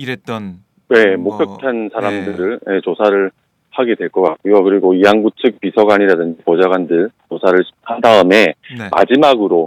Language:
Korean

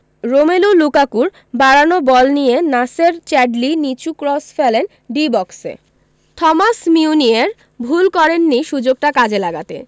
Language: Bangla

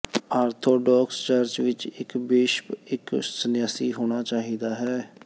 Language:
Punjabi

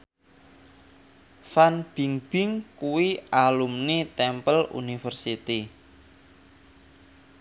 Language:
Javanese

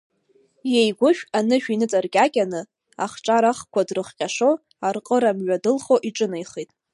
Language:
Abkhazian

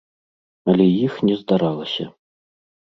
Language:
Belarusian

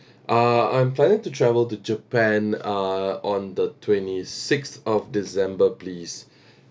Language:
English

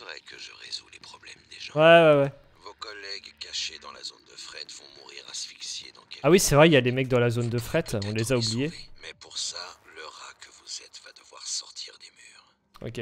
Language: French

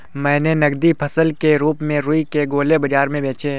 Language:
Hindi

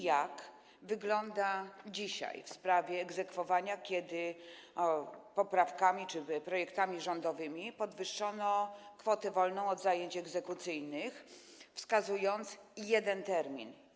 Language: Polish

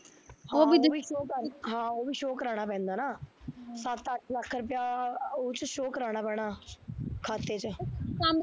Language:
Punjabi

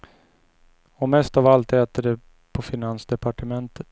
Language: Swedish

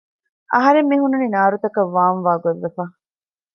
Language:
Divehi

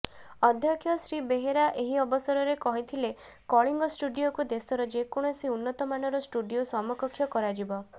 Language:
Odia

